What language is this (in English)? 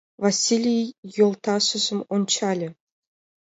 Mari